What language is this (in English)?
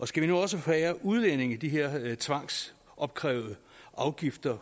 Danish